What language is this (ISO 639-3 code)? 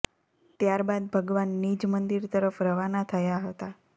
guj